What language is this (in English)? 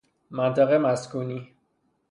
Persian